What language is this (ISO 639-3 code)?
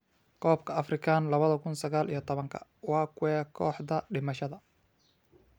som